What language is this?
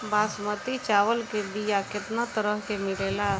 Bhojpuri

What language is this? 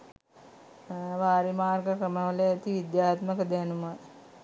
Sinhala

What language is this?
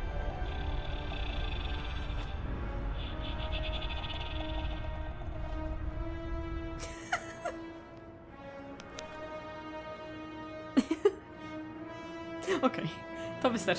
Polish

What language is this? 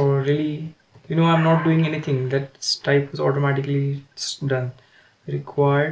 English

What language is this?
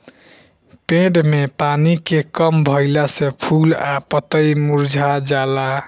Bhojpuri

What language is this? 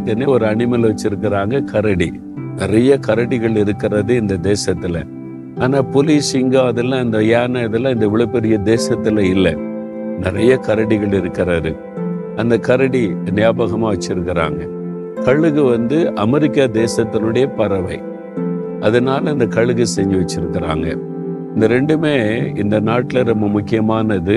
Tamil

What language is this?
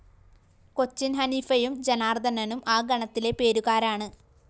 Malayalam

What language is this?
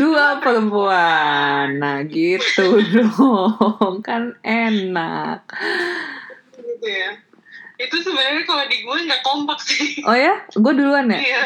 Indonesian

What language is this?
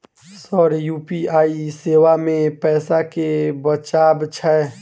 Maithili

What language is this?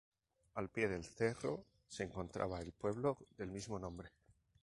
Spanish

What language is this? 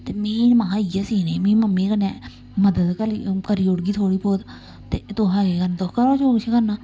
Dogri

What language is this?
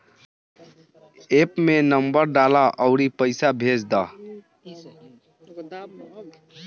Bhojpuri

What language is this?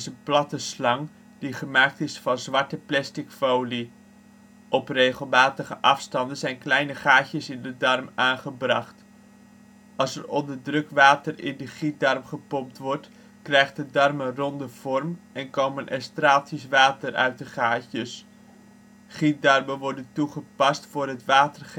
Dutch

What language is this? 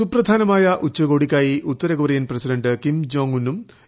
Malayalam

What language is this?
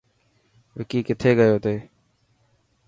Dhatki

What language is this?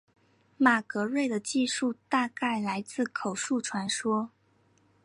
Chinese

